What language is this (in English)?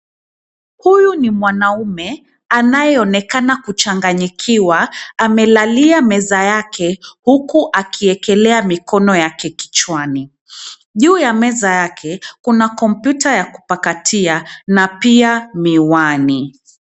Swahili